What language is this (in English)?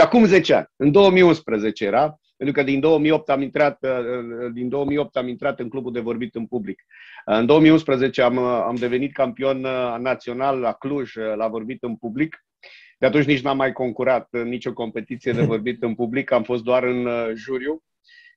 Romanian